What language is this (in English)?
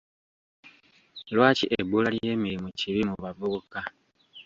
Ganda